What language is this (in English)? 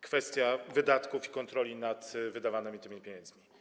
Polish